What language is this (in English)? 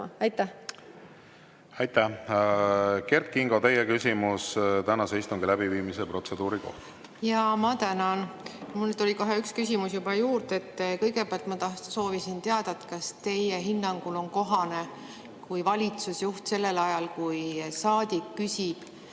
Estonian